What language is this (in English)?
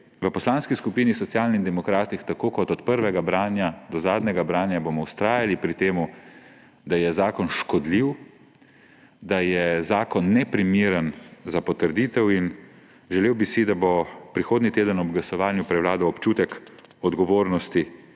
Slovenian